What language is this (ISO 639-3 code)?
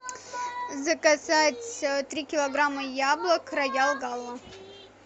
rus